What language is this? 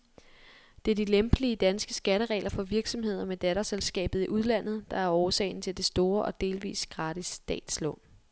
Danish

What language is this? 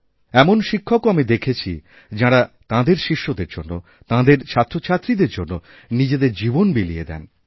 Bangla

